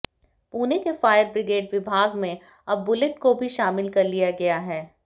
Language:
Hindi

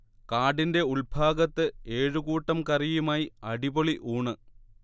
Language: Malayalam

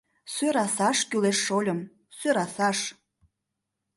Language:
Mari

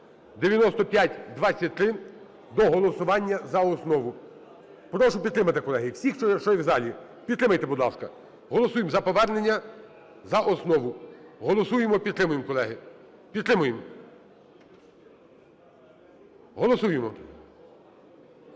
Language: Ukrainian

